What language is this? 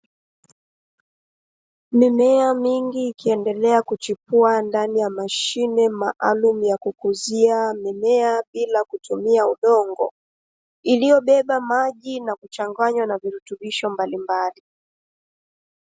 Swahili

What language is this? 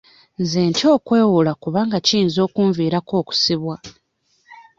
Ganda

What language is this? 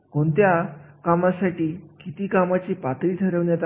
Marathi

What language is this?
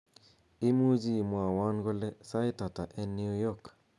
Kalenjin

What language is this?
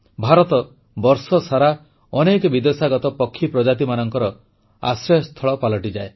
Odia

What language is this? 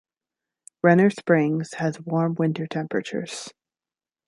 English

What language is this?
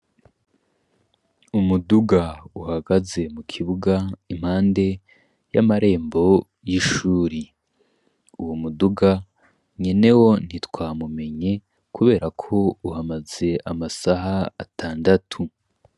Rundi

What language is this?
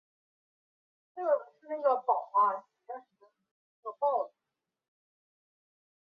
Chinese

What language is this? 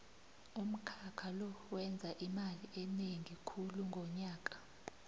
South Ndebele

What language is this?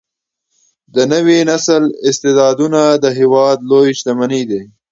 Pashto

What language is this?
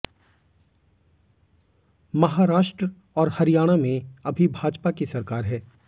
Hindi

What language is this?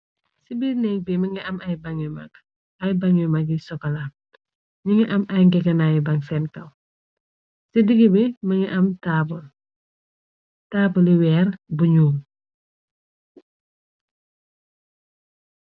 Wolof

